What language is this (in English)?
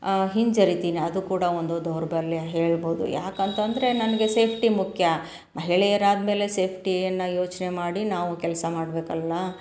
Kannada